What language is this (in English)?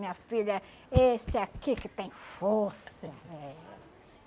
Portuguese